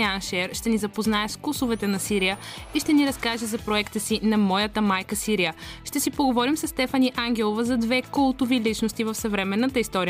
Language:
Bulgarian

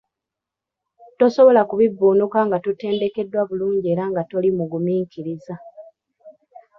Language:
Ganda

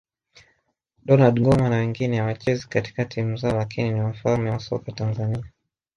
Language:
Swahili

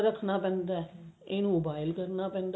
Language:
Punjabi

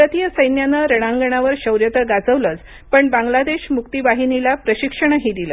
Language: Marathi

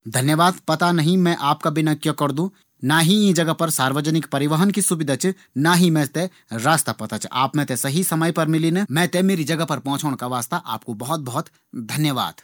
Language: Garhwali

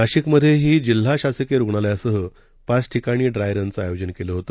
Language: Marathi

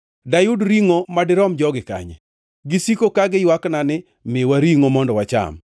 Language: Luo (Kenya and Tanzania)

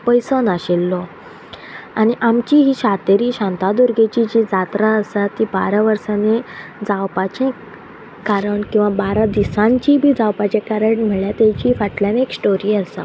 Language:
Konkani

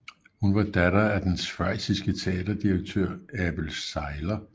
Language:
Danish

